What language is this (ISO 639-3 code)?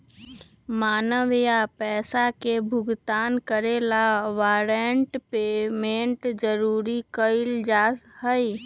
mag